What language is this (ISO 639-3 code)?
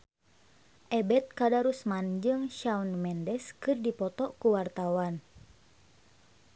sun